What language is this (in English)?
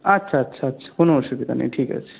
Bangla